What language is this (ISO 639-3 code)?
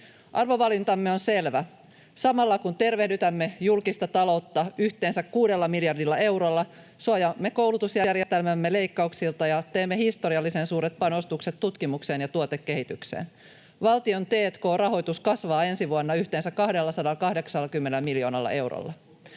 fin